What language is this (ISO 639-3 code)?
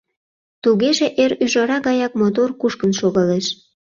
chm